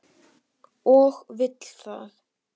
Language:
Icelandic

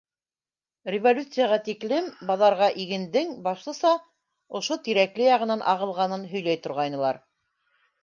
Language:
Bashkir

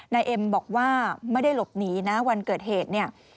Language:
Thai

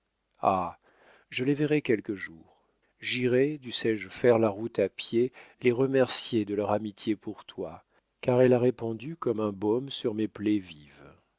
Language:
French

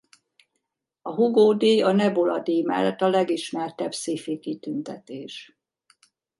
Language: Hungarian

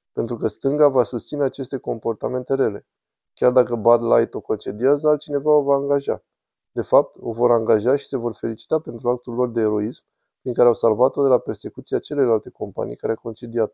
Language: Romanian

